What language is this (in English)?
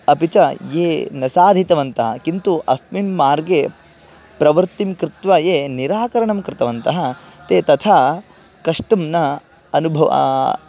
Sanskrit